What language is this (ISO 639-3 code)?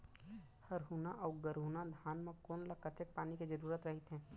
hne